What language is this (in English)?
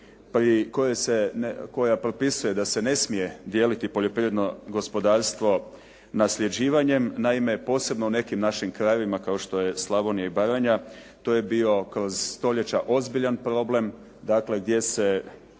Croatian